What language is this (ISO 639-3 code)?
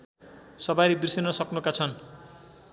nep